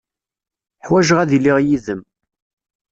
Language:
Kabyle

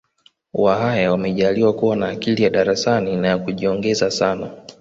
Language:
Swahili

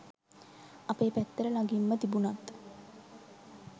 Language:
Sinhala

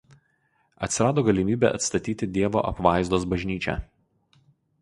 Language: Lithuanian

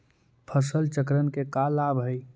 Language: Magahi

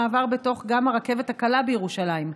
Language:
Hebrew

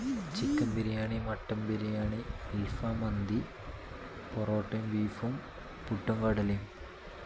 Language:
Malayalam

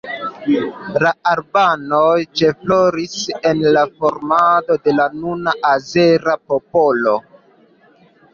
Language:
Esperanto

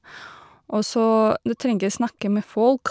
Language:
Norwegian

